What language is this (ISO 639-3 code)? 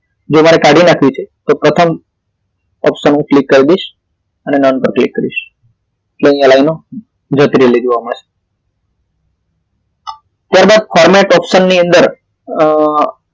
guj